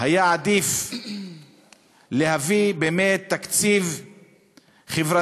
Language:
Hebrew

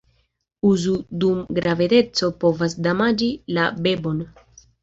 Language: Esperanto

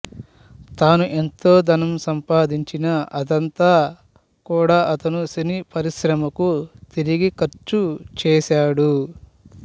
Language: Telugu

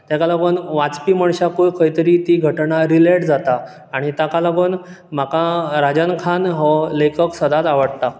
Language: Konkani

